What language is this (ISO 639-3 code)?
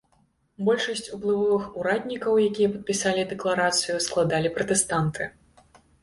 bel